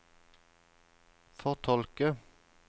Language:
Norwegian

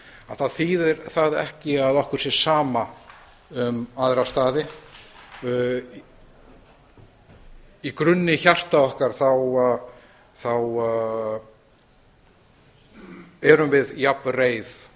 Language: Icelandic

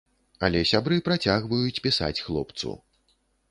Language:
Belarusian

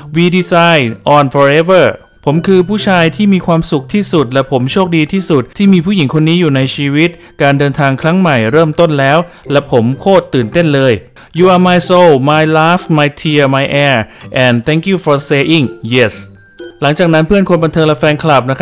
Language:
Thai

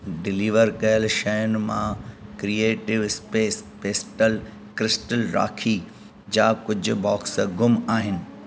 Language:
Sindhi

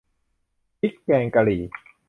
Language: Thai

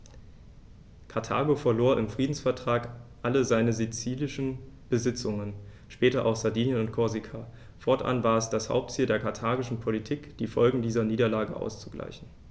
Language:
German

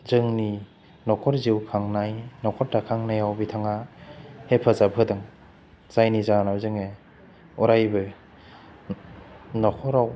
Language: Bodo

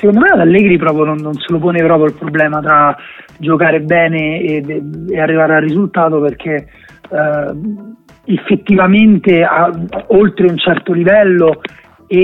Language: Italian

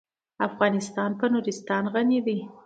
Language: Pashto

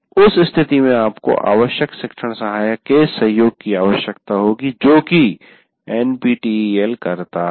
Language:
Hindi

